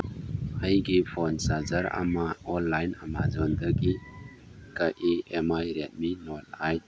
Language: Manipuri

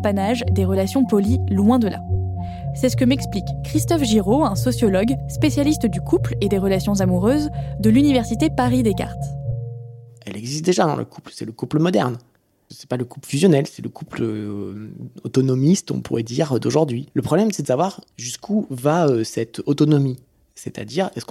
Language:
French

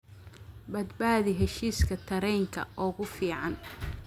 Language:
Somali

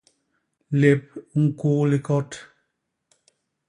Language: Basaa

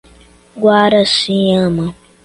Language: Portuguese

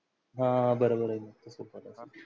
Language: Marathi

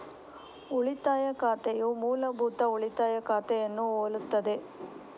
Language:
Kannada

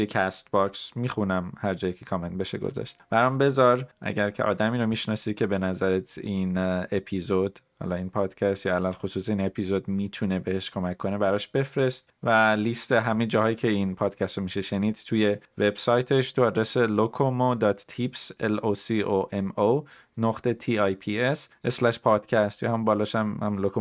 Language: Persian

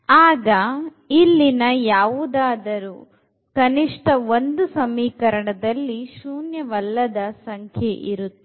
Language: Kannada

